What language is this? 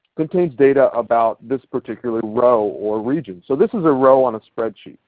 English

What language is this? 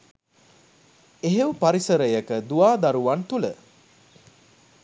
Sinhala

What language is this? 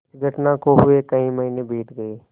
Hindi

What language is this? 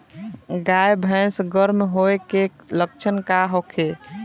Bhojpuri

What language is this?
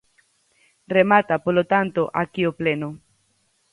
Galician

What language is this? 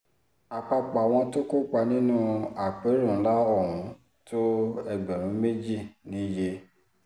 Yoruba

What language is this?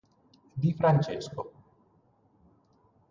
Italian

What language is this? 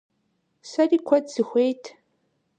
Kabardian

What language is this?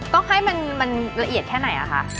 Thai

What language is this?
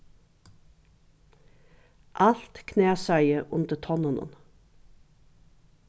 Faroese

